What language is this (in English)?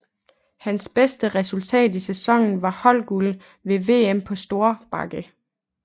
Danish